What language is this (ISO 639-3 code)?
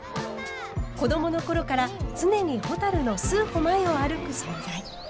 jpn